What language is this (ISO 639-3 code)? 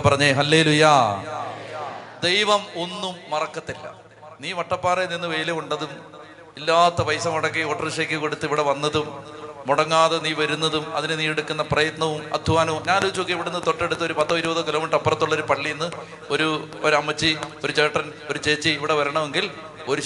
mal